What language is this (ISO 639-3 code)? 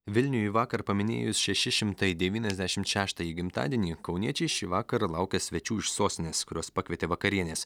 lit